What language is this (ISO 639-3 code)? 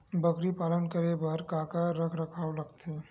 hne